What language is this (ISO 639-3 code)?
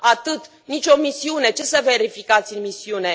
ron